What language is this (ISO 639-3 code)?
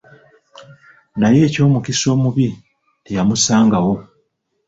lug